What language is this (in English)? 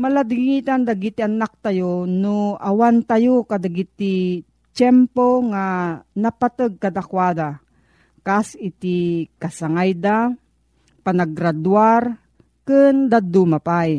Filipino